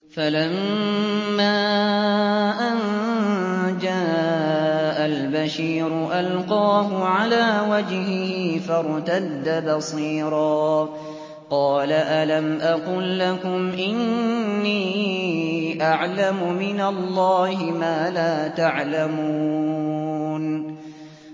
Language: Arabic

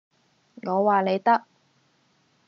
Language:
Cantonese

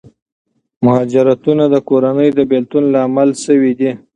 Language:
Pashto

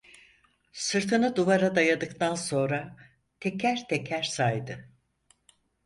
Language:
Turkish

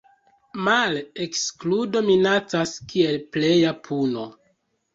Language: Esperanto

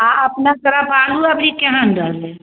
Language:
Maithili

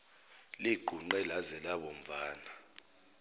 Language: Zulu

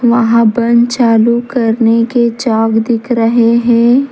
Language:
Hindi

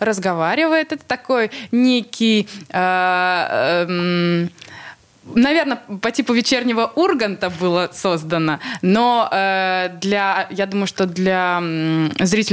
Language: Russian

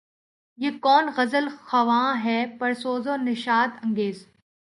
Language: Urdu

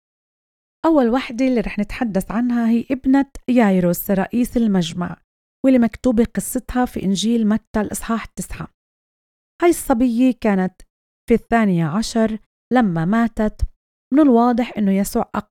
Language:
Arabic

